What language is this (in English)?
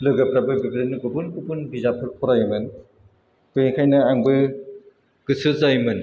Bodo